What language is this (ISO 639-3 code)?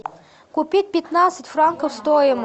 rus